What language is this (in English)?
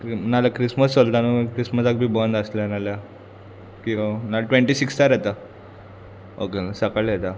Konkani